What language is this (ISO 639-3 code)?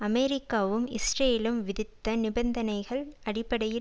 tam